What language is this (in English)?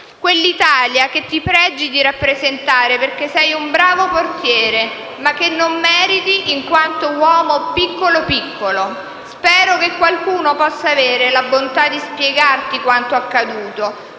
Italian